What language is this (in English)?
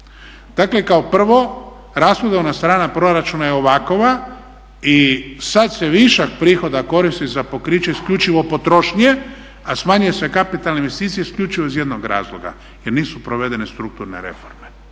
Croatian